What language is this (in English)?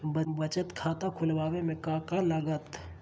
Magahi